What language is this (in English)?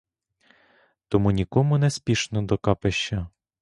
Ukrainian